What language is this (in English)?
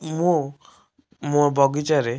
Odia